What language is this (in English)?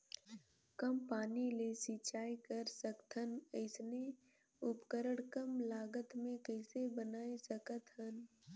Chhattisgarhi